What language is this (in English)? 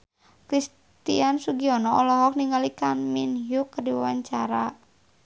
Sundanese